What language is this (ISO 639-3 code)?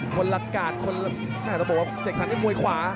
tha